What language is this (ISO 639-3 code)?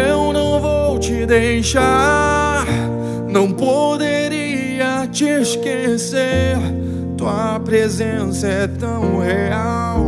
por